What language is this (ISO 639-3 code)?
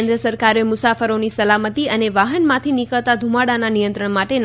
guj